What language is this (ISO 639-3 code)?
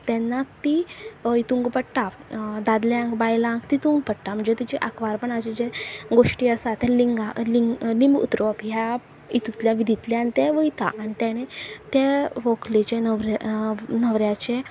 kok